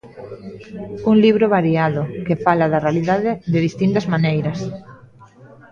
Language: Galician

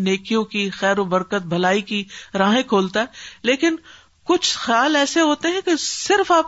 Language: Urdu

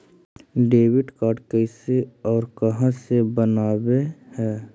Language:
Magahi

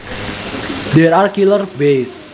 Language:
Javanese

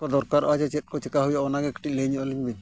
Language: Santali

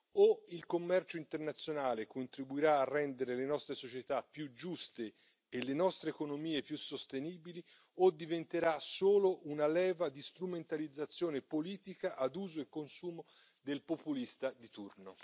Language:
Italian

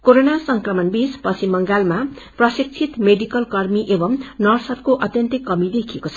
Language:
Nepali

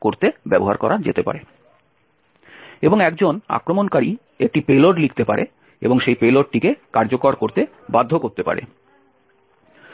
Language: Bangla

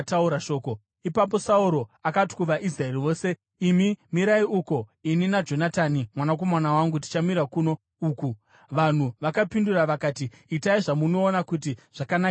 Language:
Shona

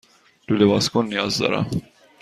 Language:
Persian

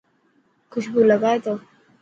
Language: Dhatki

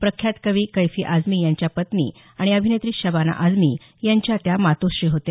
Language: Marathi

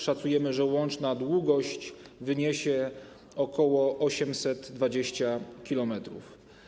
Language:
Polish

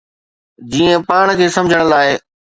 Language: Sindhi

